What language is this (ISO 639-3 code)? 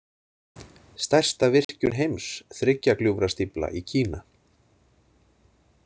isl